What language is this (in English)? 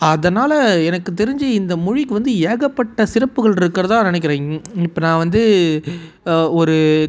Tamil